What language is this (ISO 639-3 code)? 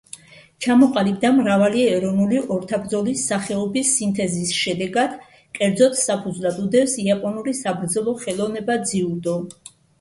kat